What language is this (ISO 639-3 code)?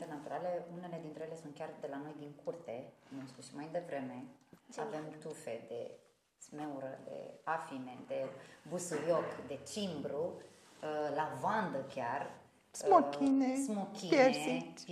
ron